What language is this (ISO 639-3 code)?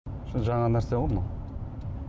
kaz